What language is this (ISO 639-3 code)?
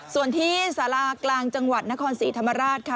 tha